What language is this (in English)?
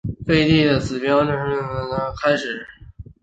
Chinese